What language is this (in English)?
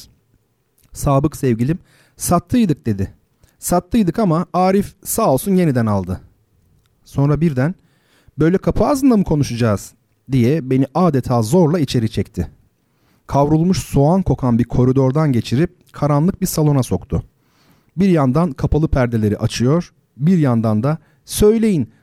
Turkish